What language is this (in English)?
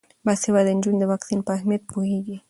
Pashto